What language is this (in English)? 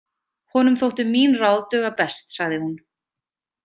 Icelandic